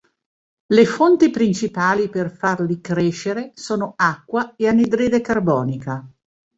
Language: Italian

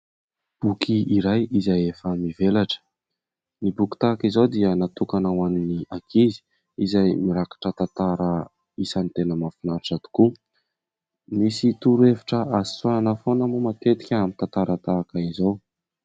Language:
Malagasy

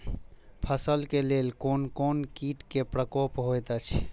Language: Maithili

